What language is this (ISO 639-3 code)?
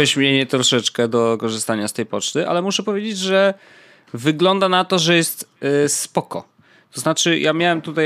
pol